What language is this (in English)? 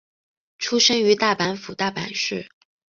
Chinese